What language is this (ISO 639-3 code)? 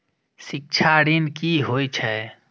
mai